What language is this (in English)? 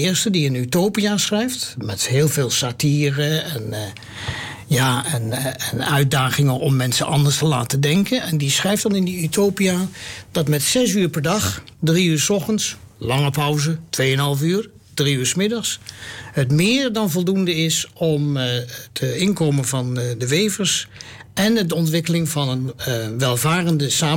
Dutch